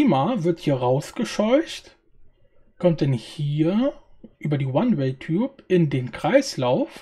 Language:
German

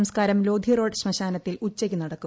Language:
Malayalam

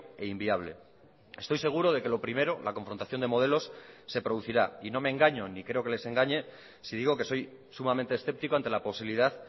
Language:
Spanish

